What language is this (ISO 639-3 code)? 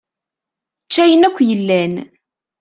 kab